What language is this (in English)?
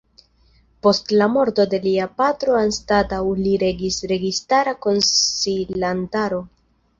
Esperanto